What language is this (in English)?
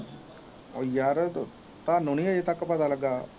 Punjabi